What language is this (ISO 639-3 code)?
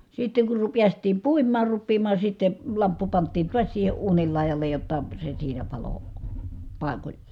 fin